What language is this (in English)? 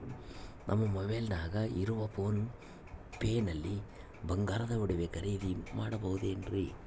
Kannada